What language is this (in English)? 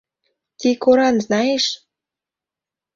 Mari